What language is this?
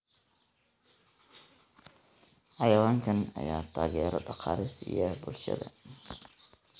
Somali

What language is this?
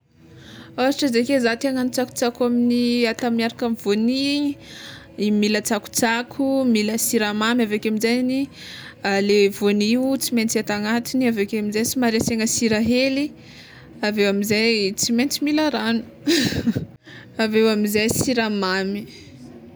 Tsimihety Malagasy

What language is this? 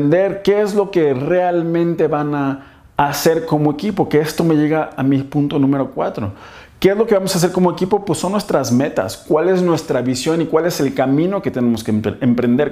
Spanish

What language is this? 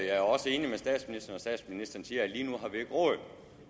Danish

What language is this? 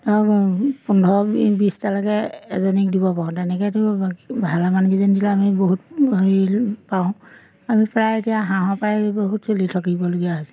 Assamese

